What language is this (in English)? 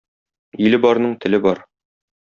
Tatar